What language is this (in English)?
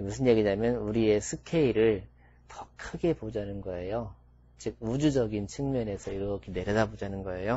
Korean